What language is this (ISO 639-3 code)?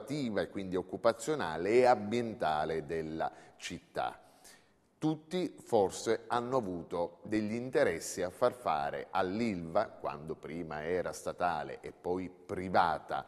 ita